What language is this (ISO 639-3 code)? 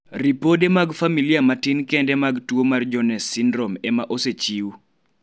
luo